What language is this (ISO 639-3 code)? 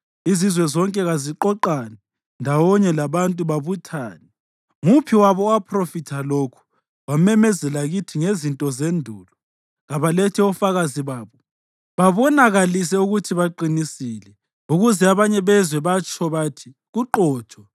nde